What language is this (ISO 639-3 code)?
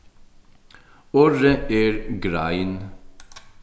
fao